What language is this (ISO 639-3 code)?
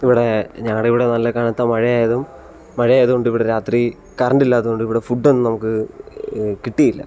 mal